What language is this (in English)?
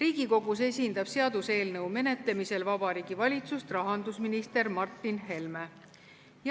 Estonian